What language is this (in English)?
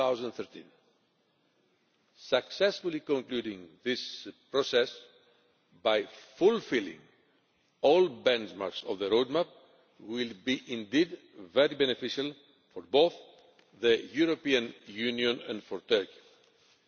English